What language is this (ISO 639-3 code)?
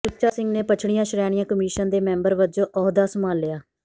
pan